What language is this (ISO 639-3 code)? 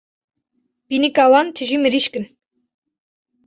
kur